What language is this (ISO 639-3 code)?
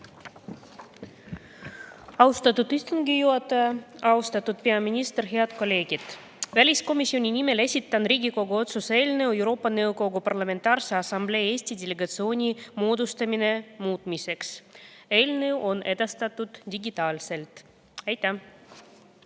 est